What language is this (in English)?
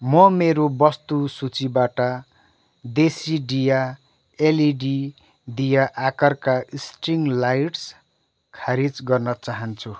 Nepali